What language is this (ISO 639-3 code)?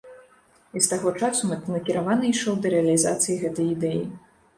bel